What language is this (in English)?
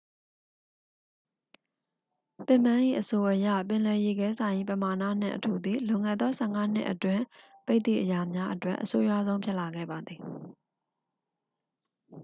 Burmese